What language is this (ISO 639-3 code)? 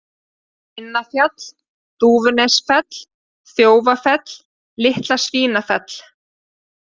isl